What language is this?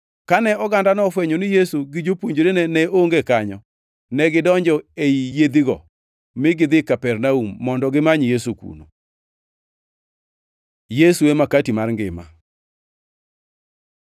Luo (Kenya and Tanzania)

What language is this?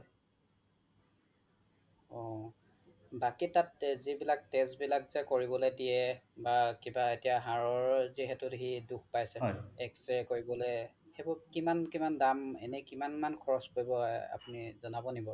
Assamese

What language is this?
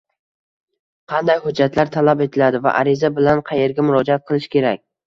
Uzbek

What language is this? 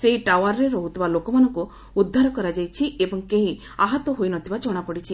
Odia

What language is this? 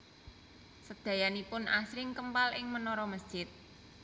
Javanese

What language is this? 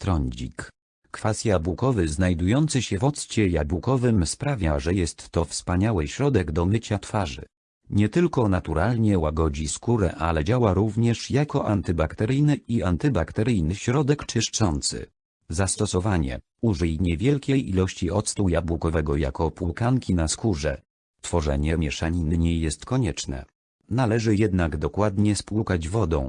Polish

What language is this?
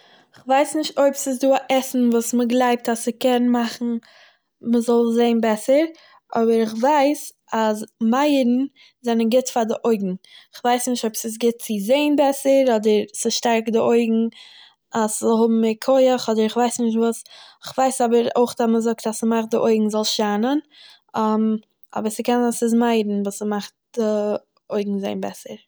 Yiddish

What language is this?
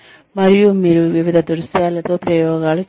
Telugu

